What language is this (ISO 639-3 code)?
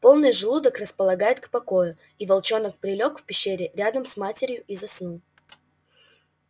rus